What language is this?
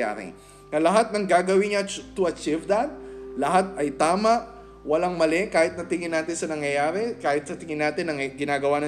Filipino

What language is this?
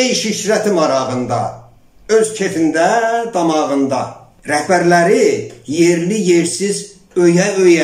Turkish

